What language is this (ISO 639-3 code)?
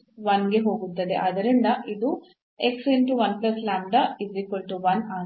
kan